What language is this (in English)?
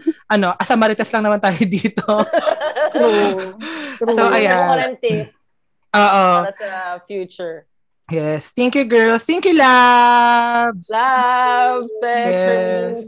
Filipino